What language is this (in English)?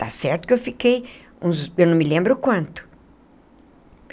Portuguese